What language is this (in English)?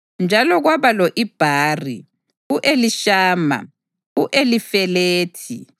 North Ndebele